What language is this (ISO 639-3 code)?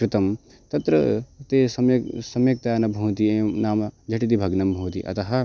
san